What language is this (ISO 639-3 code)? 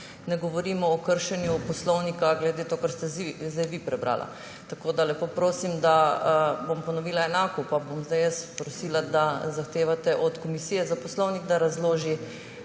slv